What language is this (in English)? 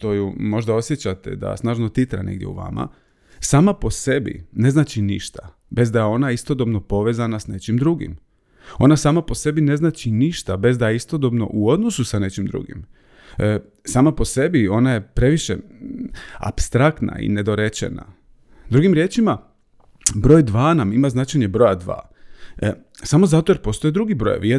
Croatian